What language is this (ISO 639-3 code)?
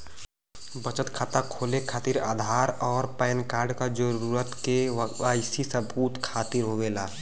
bho